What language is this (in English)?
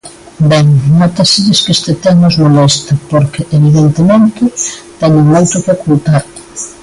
Galician